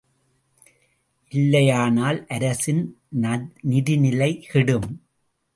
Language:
Tamil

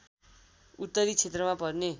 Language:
Nepali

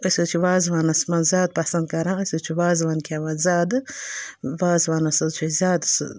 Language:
Kashmiri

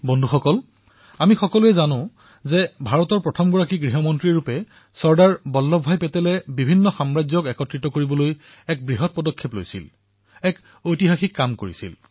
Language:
Assamese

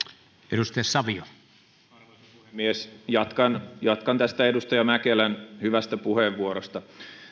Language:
Finnish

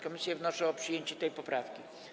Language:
Polish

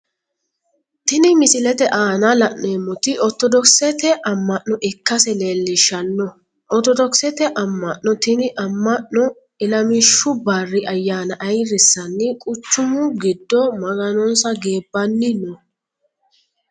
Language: Sidamo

